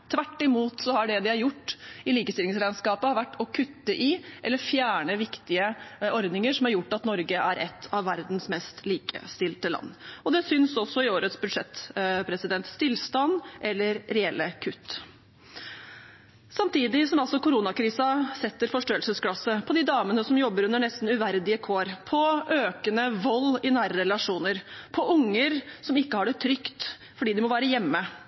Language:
Norwegian Bokmål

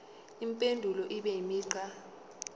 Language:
Zulu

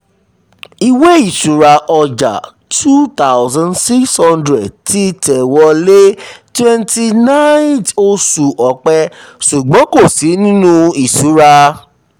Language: Yoruba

